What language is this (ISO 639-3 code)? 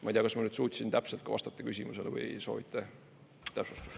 est